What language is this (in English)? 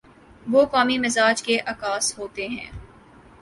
Urdu